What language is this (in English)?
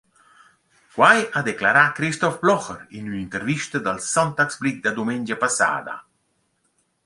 Romansh